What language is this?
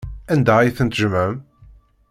Kabyle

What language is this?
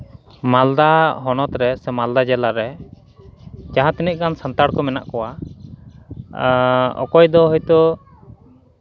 Santali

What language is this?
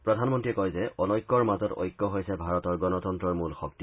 Assamese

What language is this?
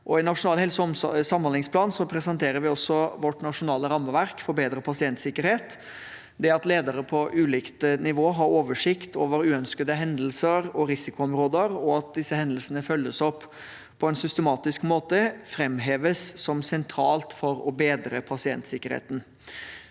Norwegian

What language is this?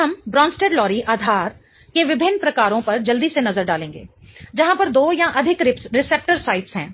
Hindi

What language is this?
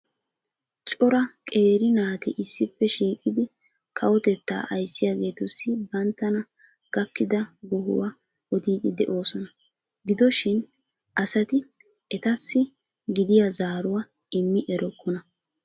Wolaytta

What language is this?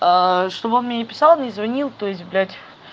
Russian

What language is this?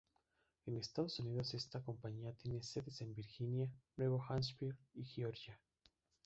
Spanish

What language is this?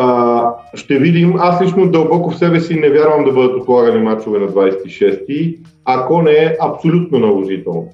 Bulgarian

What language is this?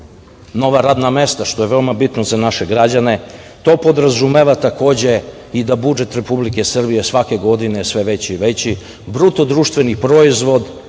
Serbian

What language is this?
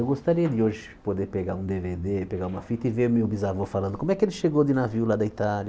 Portuguese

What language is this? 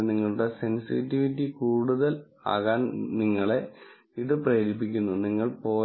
Malayalam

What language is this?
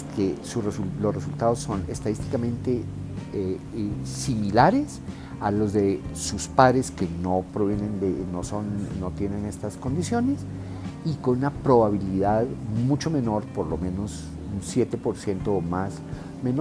Spanish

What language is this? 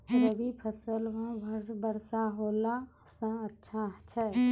Maithili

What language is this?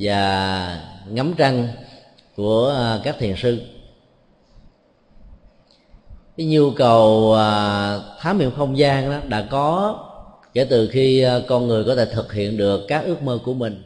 Vietnamese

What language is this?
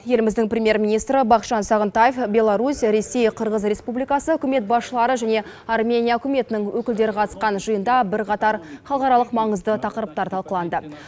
Kazakh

